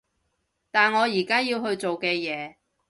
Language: Cantonese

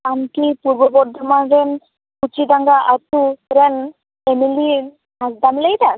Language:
Santali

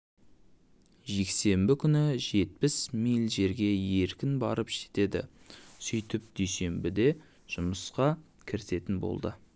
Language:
Kazakh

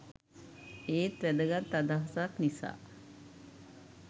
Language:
Sinhala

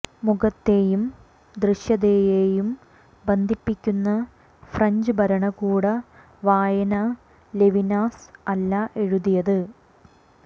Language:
Malayalam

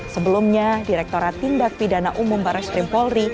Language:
Indonesian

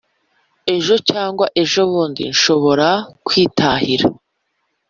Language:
Kinyarwanda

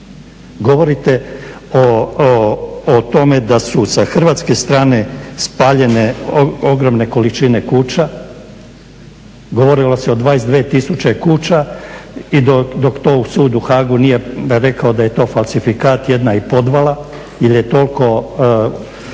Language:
Croatian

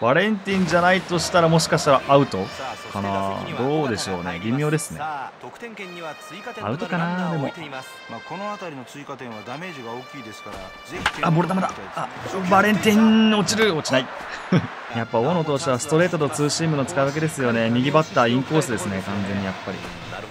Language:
Japanese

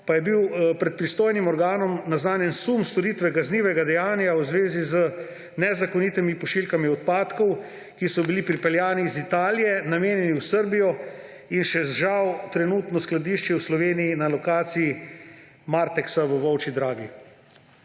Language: Slovenian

